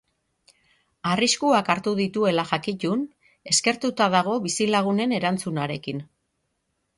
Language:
Basque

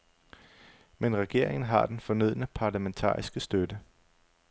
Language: Danish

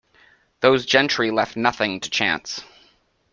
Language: English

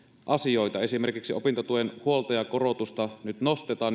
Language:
Finnish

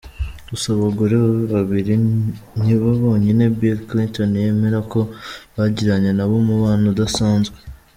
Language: Kinyarwanda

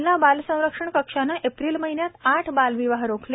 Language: Marathi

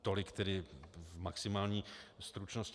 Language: Czech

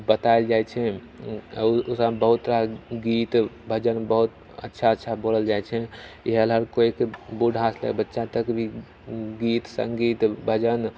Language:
Maithili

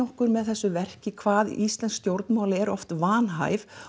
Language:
Icelandic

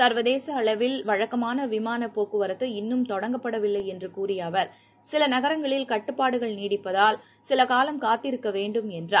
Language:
Tamil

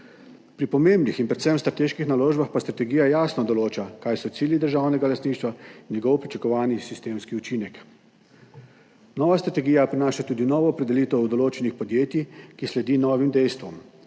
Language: Slovenian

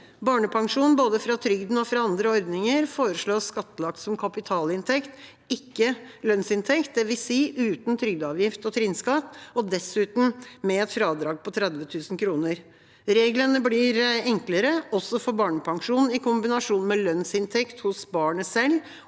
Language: Norwegian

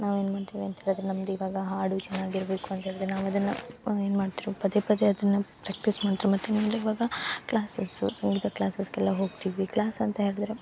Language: Kannada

